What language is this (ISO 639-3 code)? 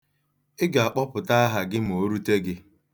ibo